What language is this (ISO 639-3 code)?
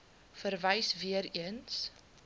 afr